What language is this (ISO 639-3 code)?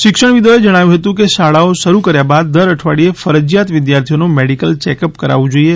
guj